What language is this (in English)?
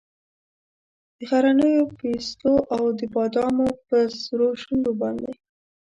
Pashto